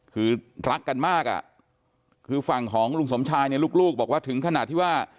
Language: Thai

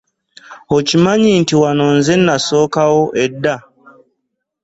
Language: Ganda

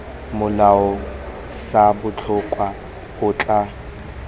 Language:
Tswana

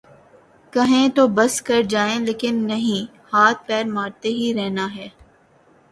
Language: Urdu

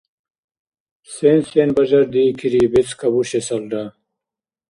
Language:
Dargwa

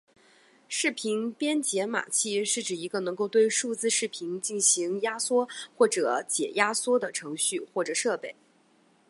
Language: Chinese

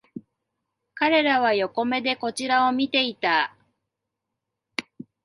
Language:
Japanese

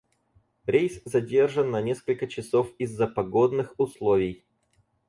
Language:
Russian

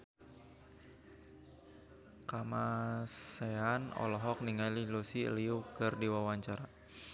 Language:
Sundanese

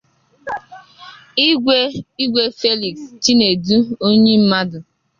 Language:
Igbo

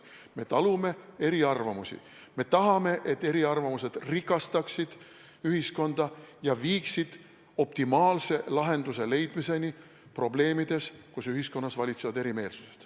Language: Estonian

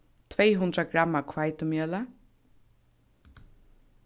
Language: Faroese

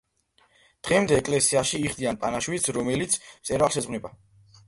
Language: Georgian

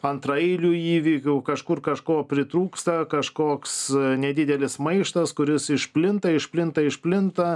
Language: Lithuanian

